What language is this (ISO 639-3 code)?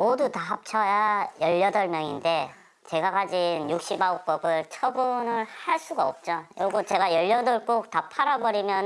kor